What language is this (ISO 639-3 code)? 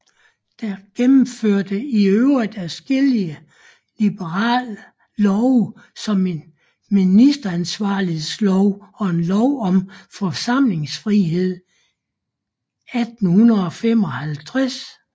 dan